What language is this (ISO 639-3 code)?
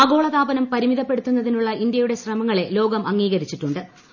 mal